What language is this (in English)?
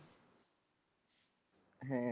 Punjabi